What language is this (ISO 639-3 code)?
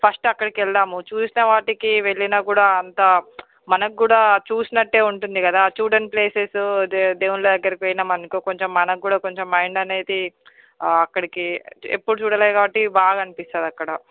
tel